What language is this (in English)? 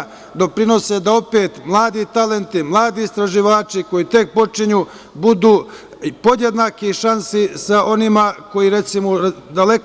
Serbian